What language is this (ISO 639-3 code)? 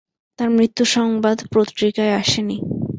ben